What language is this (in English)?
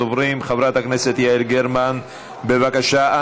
Hebrew